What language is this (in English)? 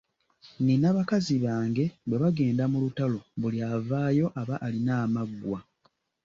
Ganda